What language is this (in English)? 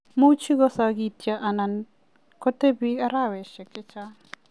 Kalenjin